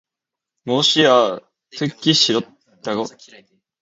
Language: Korean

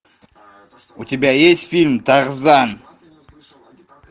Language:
Russian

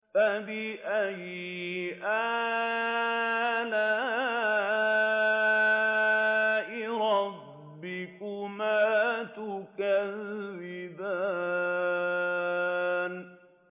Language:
Arabic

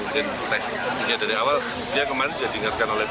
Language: Indonesian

